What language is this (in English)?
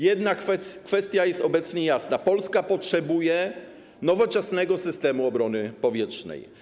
Polish